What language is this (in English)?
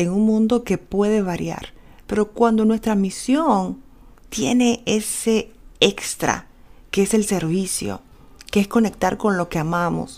Spanish